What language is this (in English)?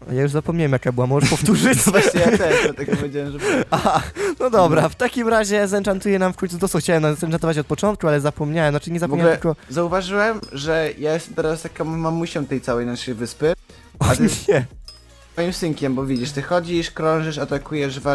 Polish